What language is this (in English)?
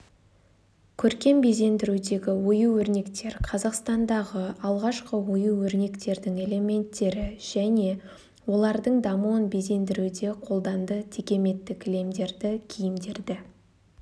Kazakh